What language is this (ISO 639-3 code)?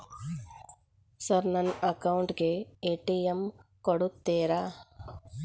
kan